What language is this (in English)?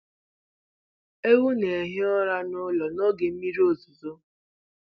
Igbo